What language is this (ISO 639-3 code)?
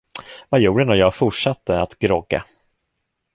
swe